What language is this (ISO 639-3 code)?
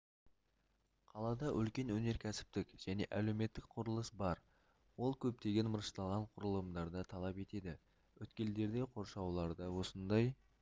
kaz